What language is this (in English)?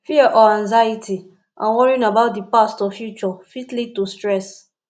Nigerian Pidgin